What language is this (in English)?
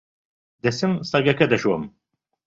Central Kurdish